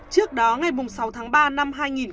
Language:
Vietnamese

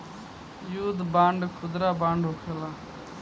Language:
Bhojpuri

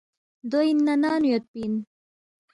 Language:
Balti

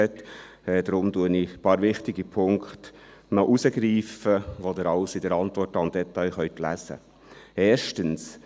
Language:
Swiss German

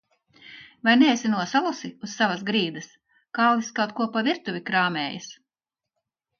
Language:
Latvian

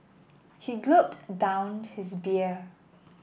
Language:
English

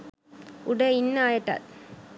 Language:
Sinhala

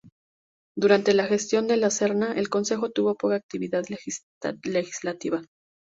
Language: Spanish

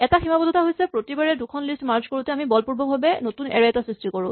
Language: Assamese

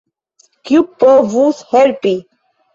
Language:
Esperanto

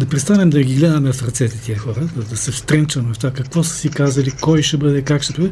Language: Bulgarian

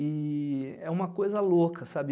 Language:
Portuguese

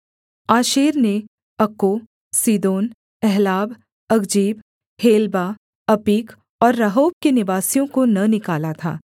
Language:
Hindi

